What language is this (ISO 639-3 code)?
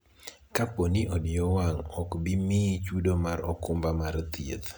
luo